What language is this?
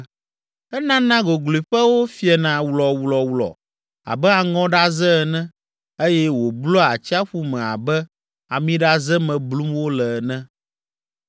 Ewe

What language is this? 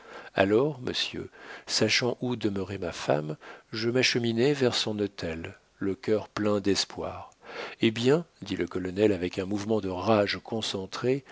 French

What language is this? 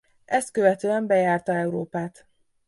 Hungarian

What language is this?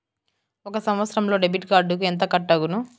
Telugu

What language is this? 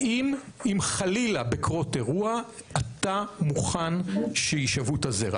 Hebrew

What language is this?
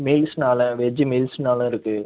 Tamil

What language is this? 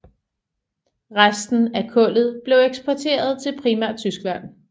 Danish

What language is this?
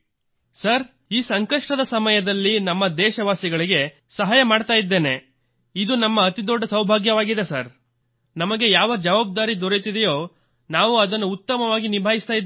Kannada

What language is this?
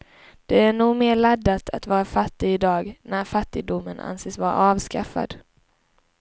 Swedish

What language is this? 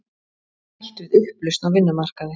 Icelandic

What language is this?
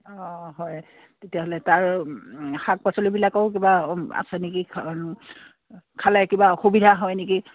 Assamese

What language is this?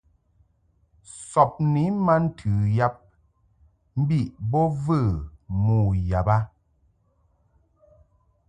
Mungaka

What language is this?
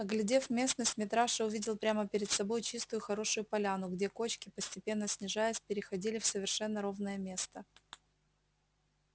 Russian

